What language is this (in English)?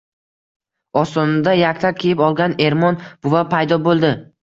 Uzbek